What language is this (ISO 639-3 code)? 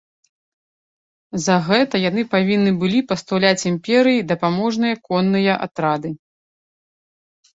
bel